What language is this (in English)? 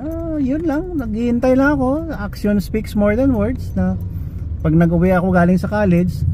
Filipino